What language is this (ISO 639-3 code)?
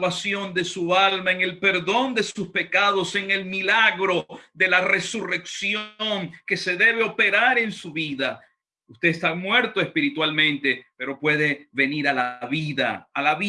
spa